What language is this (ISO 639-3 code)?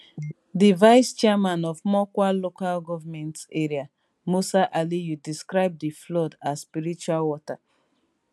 pcm